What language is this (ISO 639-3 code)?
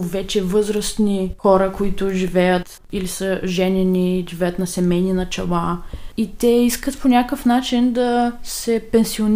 bul